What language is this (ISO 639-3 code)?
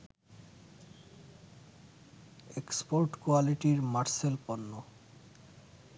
ben